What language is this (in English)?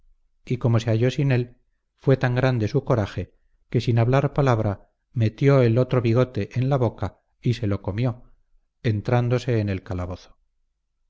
Spanish